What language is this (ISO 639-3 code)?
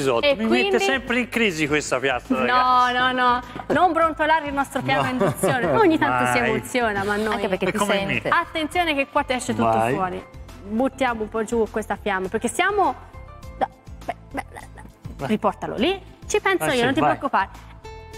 ita